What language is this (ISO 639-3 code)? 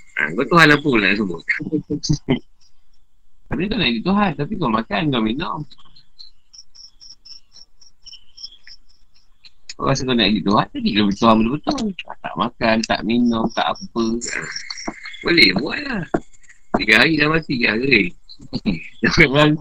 msa